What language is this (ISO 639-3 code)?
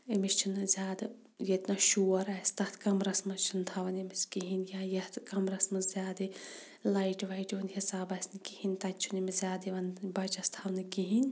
kas